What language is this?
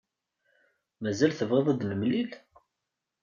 Kabyle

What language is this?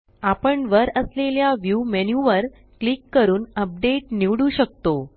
Marathi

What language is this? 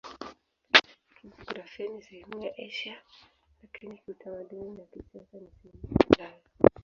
Swahili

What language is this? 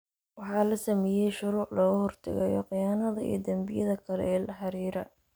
Somali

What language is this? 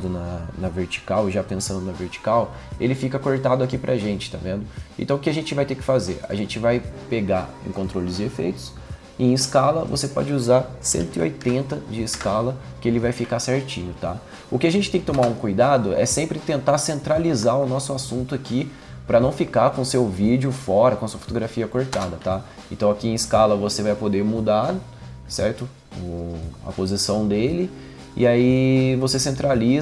Portuguese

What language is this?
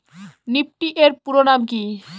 Bangla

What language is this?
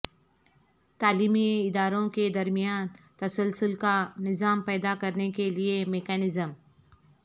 Urdu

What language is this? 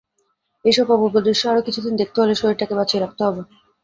Bangla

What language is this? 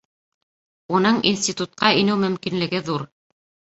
Bashkir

